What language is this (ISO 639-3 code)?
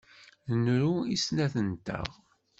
kab